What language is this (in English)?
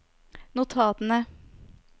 Norwegian